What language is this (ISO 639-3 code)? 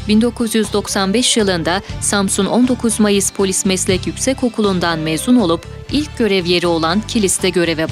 tur